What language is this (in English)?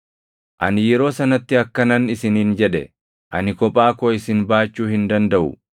Oromo